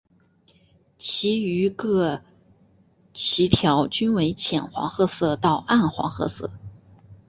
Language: Chinese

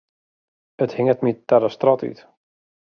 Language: Western Frisian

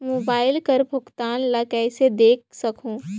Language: Chhattisgarhi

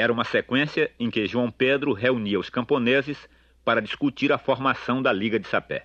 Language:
Portuguese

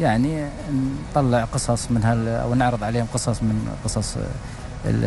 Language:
Arabic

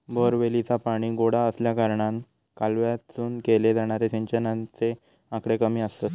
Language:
Marathi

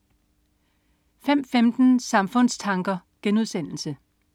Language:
Danish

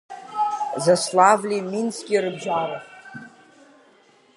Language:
Abkhazian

